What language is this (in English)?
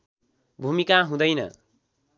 Nepali